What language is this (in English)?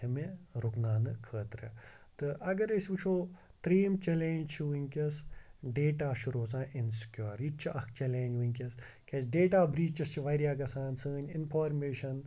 Kashmiri